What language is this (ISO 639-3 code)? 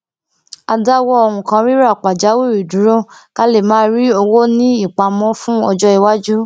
yor